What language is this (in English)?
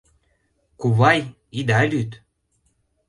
Mari